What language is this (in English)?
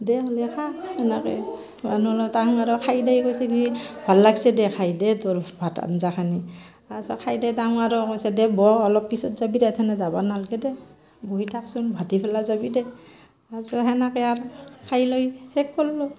Assamese